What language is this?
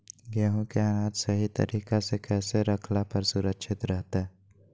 Magahi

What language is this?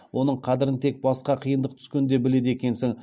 Kazakh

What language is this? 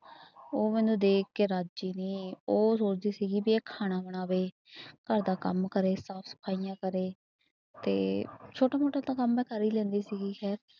Punjabi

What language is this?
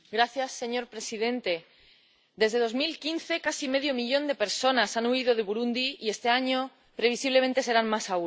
Spanish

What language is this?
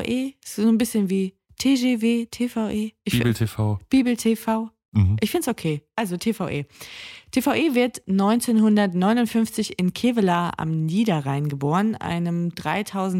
German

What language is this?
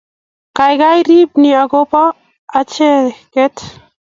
Kalenjin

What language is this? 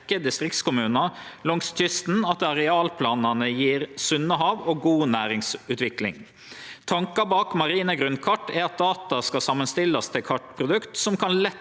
Norwegian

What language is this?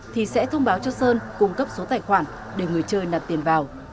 Vietnamese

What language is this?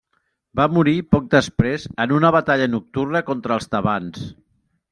Catalan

